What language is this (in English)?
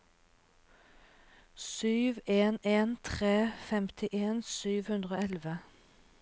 Norwegian